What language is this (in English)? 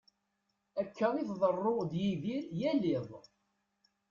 Kabyle